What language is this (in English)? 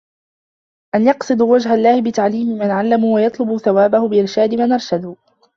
Arabic